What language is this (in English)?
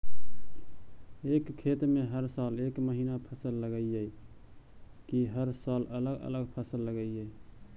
Magahi